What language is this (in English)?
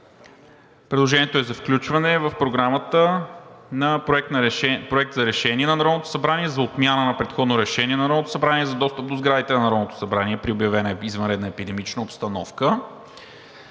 Bulgarian